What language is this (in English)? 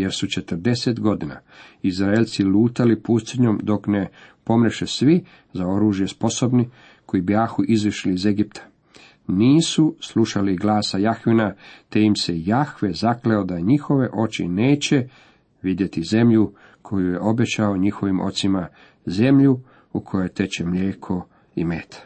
Croatian